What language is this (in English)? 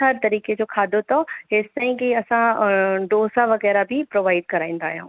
Sindhi